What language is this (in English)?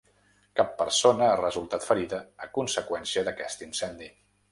Catalan